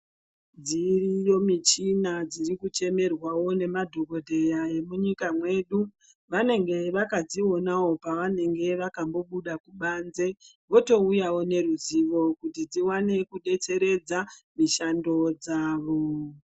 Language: Ndau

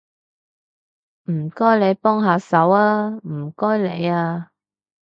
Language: Cantonese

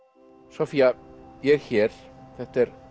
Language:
Icelandic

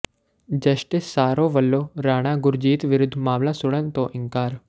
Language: Punjabi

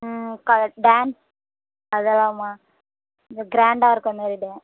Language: Tamil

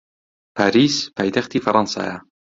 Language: Central Kurdish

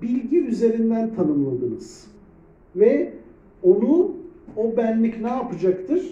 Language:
Turkish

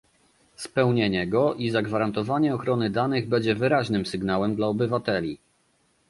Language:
Polish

